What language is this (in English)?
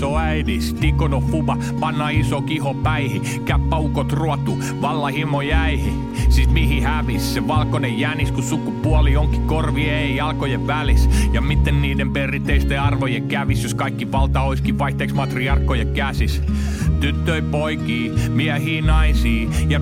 Finnish